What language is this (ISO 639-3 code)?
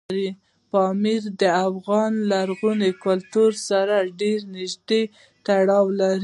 pus